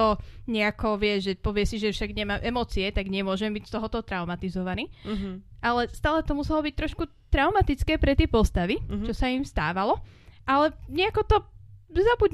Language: Slovak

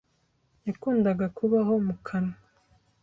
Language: Kinyarwanda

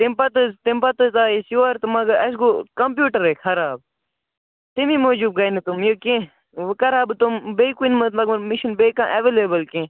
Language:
Kashmiri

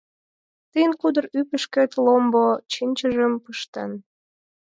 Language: Mari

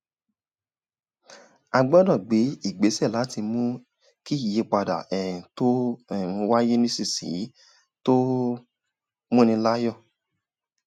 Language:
Yoruba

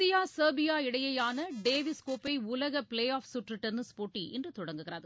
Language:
Tamil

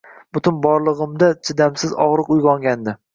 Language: Uzbek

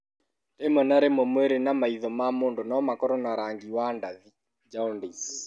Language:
Kikuyu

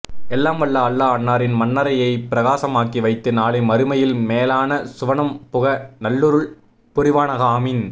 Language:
Tamil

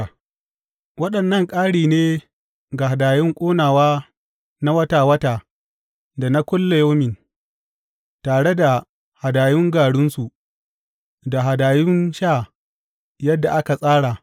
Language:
Hausa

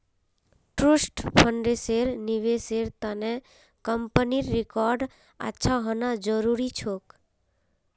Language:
Magahi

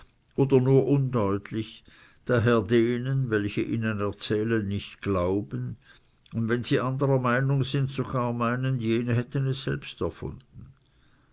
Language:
German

